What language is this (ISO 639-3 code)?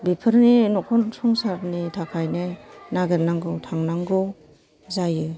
brx